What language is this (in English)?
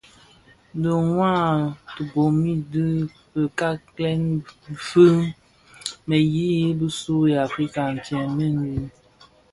Bafia